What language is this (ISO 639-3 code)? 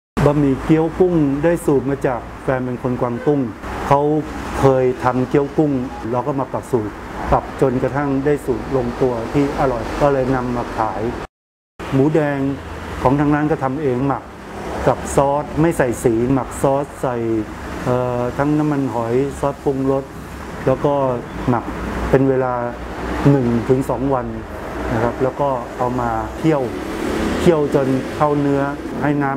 tha